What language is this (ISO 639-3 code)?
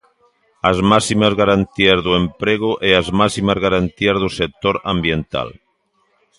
glg